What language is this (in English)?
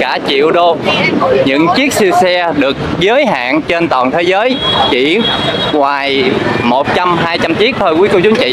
Vietnamese